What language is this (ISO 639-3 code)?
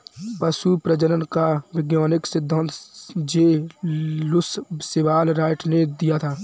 hin